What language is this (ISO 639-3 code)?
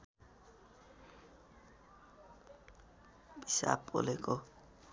nep